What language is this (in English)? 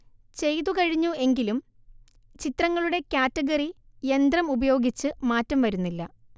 Malayalam